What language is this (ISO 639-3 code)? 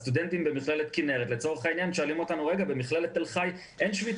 heb